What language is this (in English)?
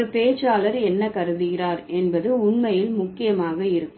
Tamil